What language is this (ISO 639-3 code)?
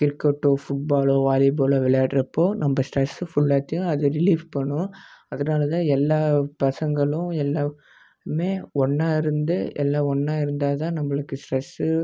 tam